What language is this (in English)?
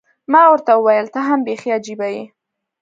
Pashto